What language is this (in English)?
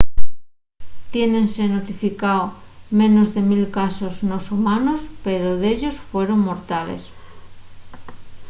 Asturian